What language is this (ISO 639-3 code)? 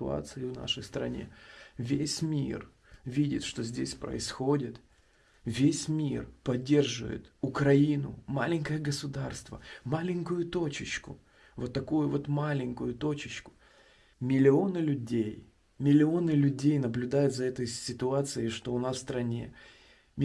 rus